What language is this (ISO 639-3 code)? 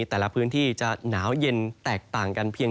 tha